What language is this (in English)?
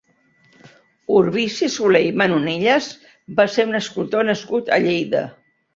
Catalan